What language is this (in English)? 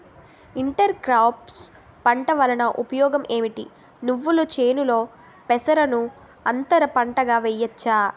Telugu